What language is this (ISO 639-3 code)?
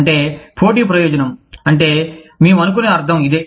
tel